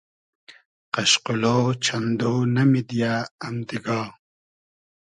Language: Hazaragi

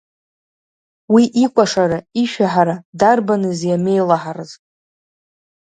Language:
Abkhazian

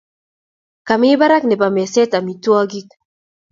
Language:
Kalenjin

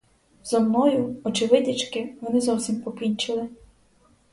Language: Ukrainian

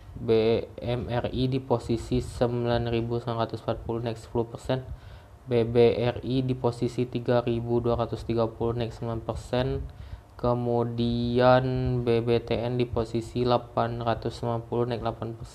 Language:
Indonesian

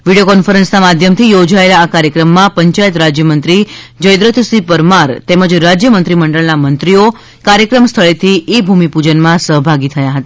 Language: Gujarati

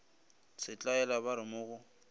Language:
Northern Sotho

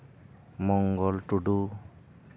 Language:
Santali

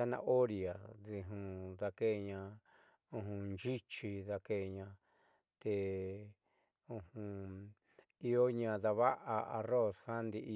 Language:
Southeastern Nochixtlán Mixtec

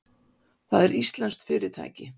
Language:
Icelandic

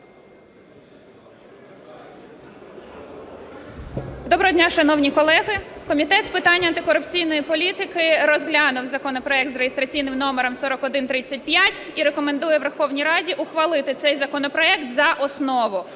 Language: Ukrainian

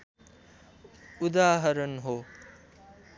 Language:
Nepali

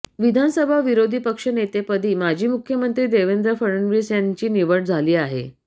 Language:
Marathi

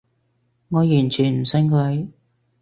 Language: Cantonese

